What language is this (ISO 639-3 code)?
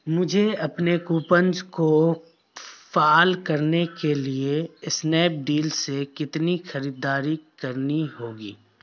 urd